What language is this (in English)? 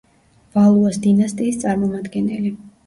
Georgian